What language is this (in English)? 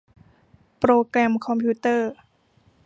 Thai